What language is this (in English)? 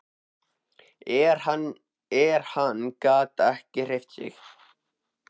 Icelandic